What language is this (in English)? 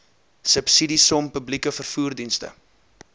Afrikaans